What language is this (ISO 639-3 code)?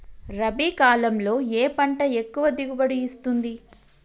tel